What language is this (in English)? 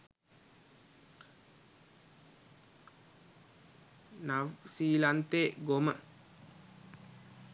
Sinhala